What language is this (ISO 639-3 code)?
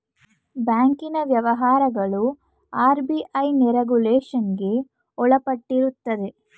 kan